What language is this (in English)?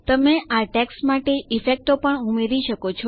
Gujarati